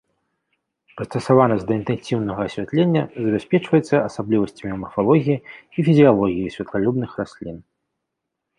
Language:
Belarusian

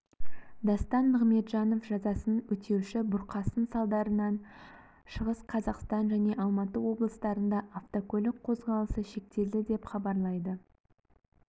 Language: Kazakh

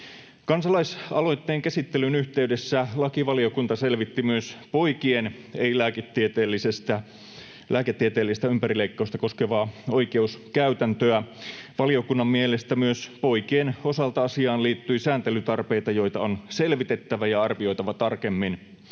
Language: Finnish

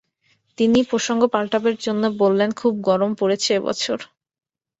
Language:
Bangla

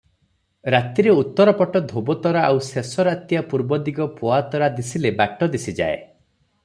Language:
Odia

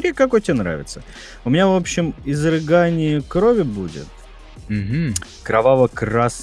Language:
Russian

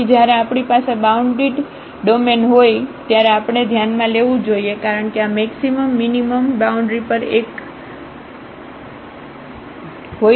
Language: Gujarati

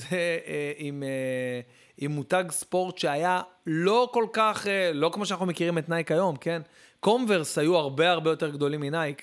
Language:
Hebrew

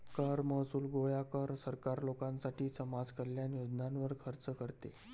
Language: Marathi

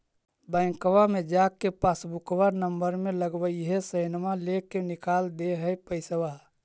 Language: Magahi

